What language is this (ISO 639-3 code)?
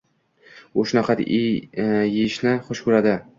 uzb